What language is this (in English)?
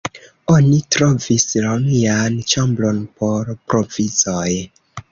Esperanto